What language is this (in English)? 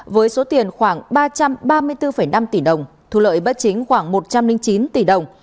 Vietnamese